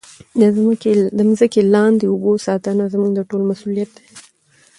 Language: Pashto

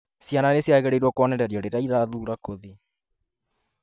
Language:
Kikuyu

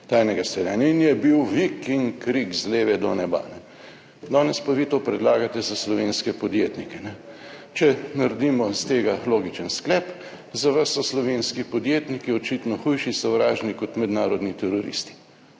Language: Slovenian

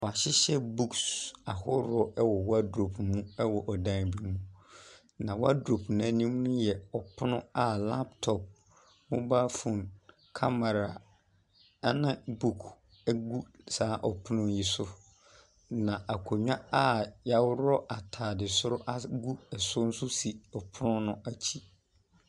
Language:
Akan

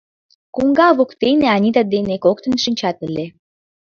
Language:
Mari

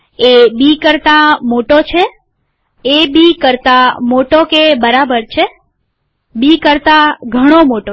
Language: Gujarati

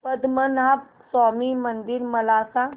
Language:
Marathi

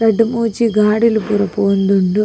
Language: Tulu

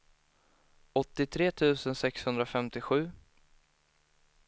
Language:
Swedish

